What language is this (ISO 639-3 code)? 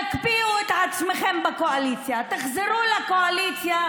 heb